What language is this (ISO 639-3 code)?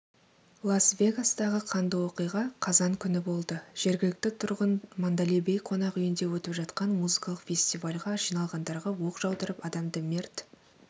kaz